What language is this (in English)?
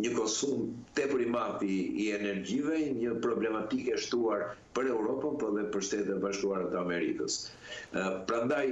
Romanian